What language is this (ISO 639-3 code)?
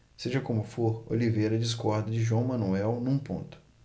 por